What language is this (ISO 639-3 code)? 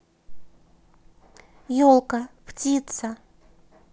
rus